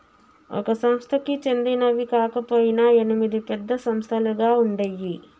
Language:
Telugu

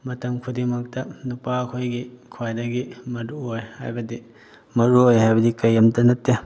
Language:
Manipuri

